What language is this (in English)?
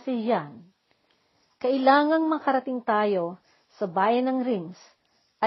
Filipino